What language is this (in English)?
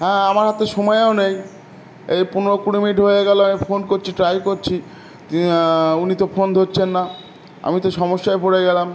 Bangla